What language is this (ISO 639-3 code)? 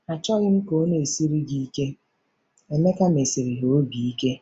ibo